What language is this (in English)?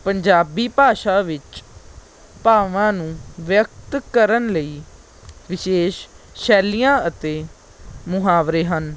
Punjabi